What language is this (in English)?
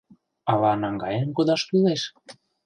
Mari